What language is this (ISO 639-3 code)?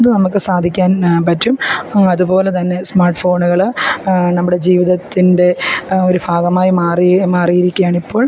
mal